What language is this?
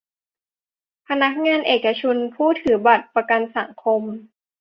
Thai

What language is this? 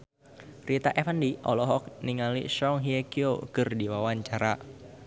Sundanese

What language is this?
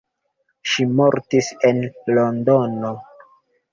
Esperanto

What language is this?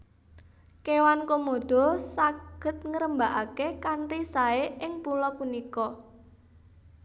Javanese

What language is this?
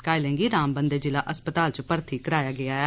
Dogri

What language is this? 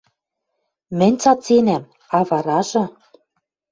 Western Mari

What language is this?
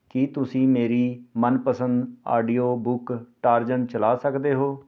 Punjabi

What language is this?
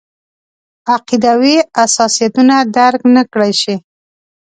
Pashto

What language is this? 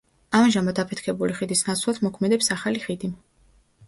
Georgian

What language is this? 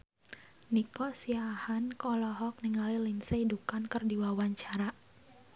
Sundanese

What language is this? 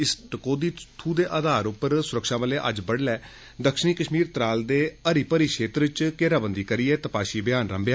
Dogri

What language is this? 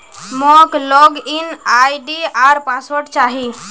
Magahi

